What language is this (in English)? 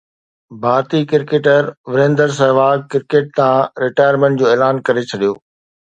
Sindhi